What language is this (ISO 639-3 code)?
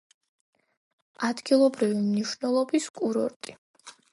kat